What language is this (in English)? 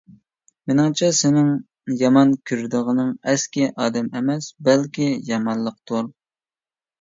Uyghur